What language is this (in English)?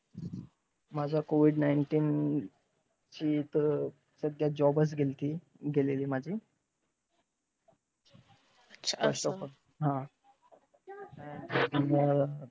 Marathi